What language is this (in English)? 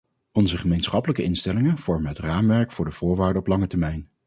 Dutch